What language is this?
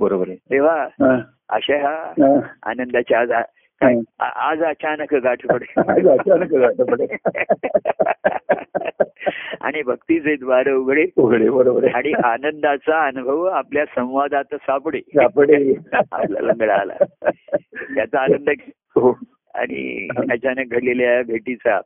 Marathi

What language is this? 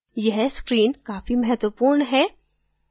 Hindi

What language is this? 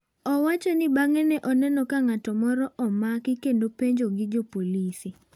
Luo (Kenya and Tanzania)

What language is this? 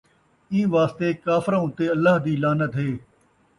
Saraiki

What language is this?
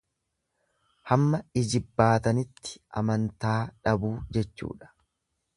Oromo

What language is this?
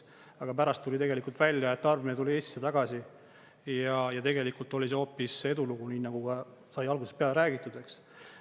Estonian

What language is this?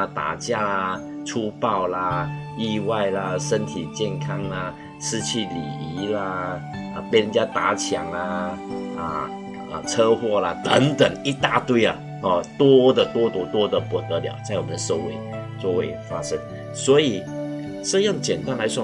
Chinese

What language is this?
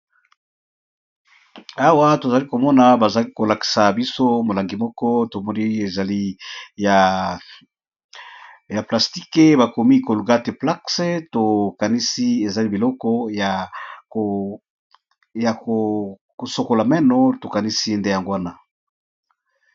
Lingala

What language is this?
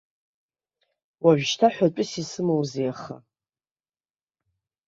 Abkhazian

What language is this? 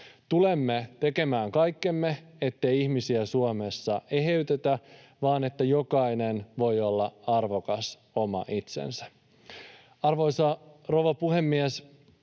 Finnish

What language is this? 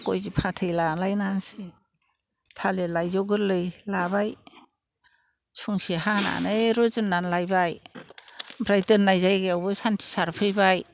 Bodo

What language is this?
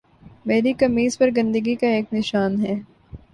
Urdu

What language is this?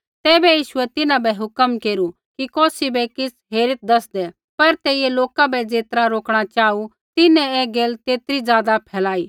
Kullu Pahari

